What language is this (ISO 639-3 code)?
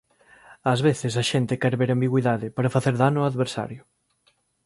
glg